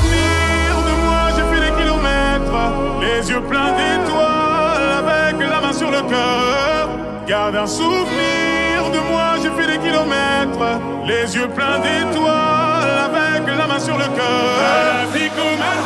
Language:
Arabic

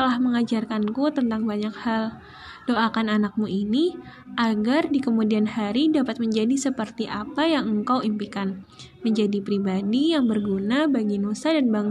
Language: Indonesian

